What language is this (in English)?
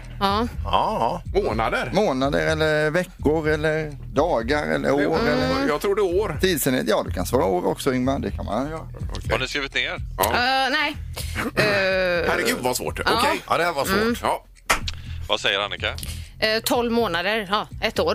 Swedish